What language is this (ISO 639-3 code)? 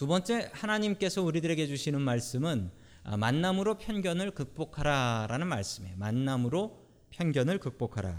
kor